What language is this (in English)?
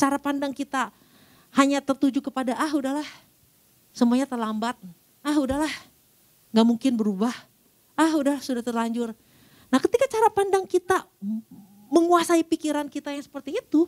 Indonesian